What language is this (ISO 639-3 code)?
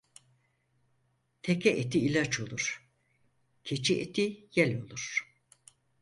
tur